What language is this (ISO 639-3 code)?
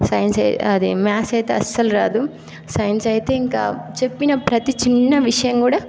tel